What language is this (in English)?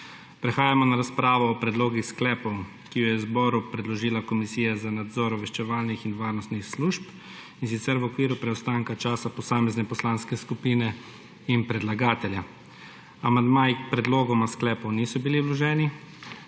Slovenian